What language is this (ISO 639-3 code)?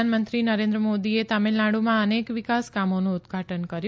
guj